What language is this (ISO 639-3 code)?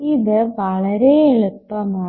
mal